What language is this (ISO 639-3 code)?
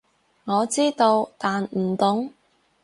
yue